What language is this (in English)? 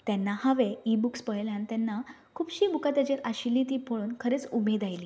Konkani